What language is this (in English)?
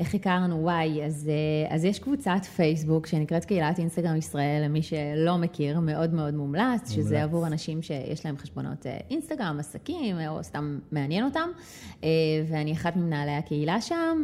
Hebrew